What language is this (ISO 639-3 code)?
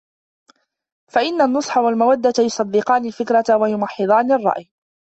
ara